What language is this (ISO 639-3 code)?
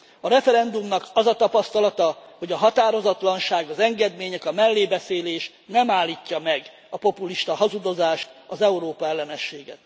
hun